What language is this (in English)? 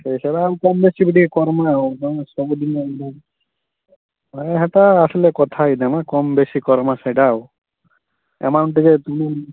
Odia